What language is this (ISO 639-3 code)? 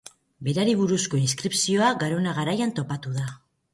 eus